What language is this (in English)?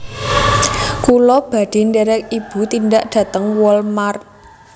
Javanese